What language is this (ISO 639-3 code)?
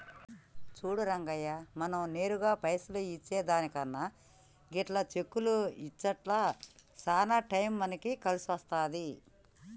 tel